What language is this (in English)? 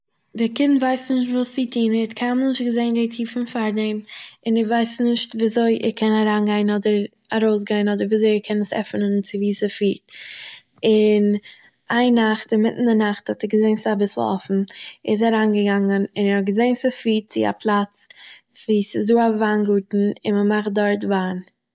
Yiddish